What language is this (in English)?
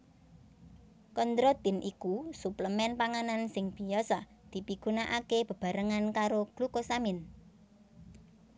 Javanese